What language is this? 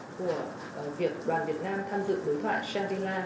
Vietnamese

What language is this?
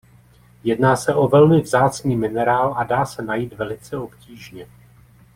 Czech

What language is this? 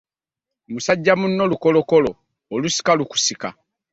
Ganda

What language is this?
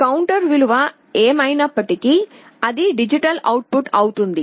Telugu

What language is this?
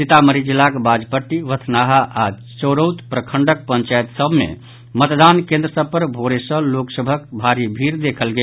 Maithili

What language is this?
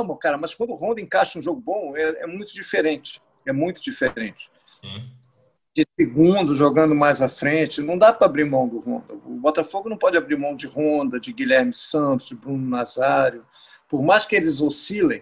Portuguese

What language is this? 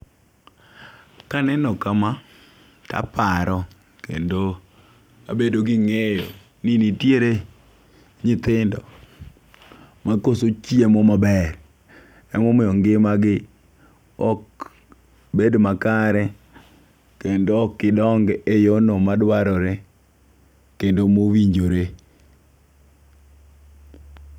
Luo (Kenya and Tanzania)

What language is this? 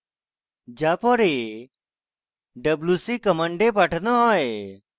Bangla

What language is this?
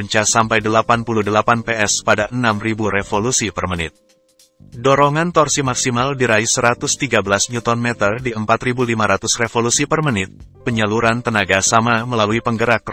Indonesian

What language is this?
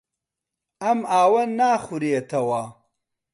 Central Kurdish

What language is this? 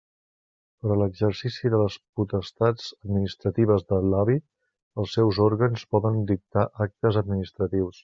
Catalan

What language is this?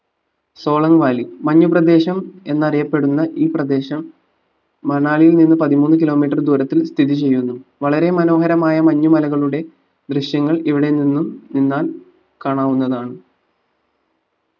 Malayalam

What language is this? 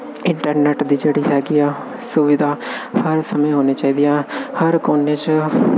Punjabi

